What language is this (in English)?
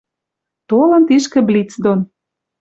Western Mari